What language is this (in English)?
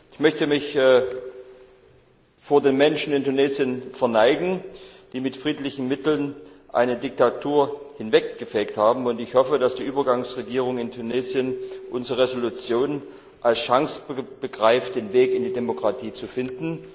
German